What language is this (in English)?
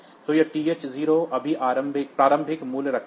Hindi